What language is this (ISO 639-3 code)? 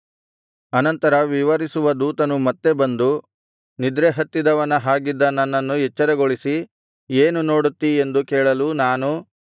kan